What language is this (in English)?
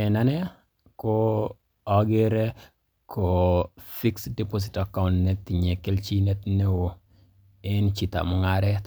Kalenjin